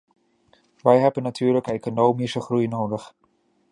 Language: Dutch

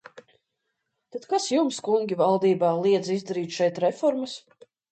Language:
Latvian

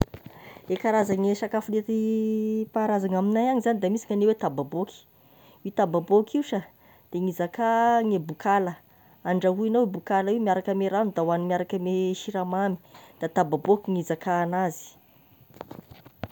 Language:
Tesaka Malagasy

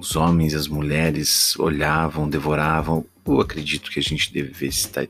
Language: Portuguese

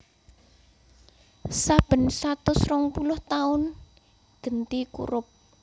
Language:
Javanese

